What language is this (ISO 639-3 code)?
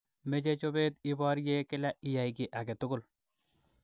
kln